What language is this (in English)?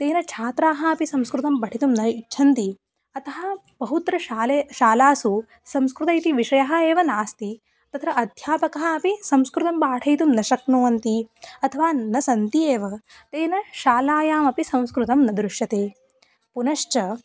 Sanskrit